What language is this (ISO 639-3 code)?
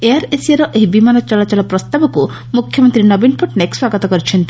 ori